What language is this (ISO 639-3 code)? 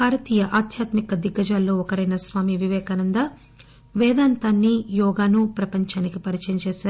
tel